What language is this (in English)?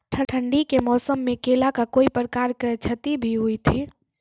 Maithili